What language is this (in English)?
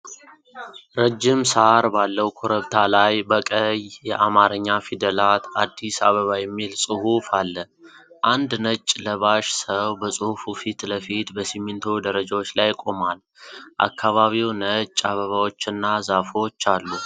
Amharic